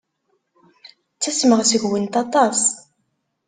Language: Kabyle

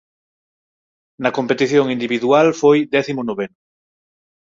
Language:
Galician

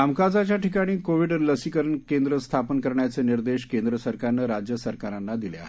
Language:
Marathi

